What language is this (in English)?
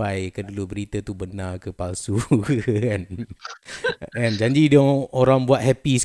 Malay